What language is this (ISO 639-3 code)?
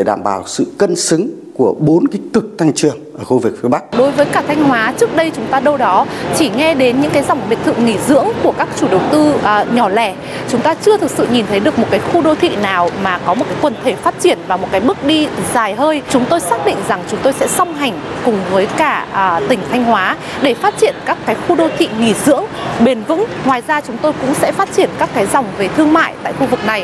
vie